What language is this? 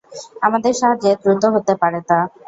Bangla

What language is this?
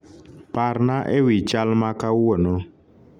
Luo (Kenya and Tanzania)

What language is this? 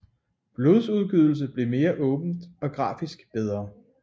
Danish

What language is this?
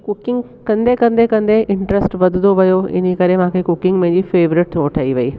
Sindhi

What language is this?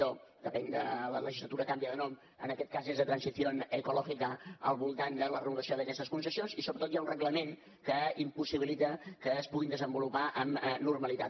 Catalan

